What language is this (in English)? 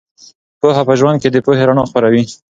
Pashto